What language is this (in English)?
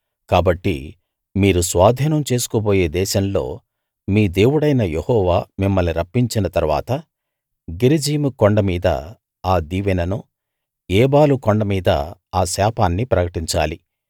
Telugu